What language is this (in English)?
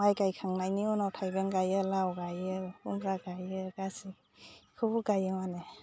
Bodo